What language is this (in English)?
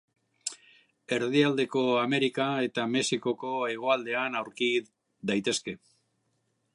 Basque